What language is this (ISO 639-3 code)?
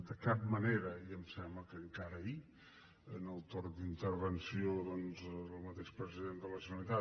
cat